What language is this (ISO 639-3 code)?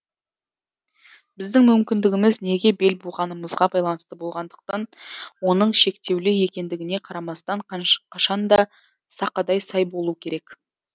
kaz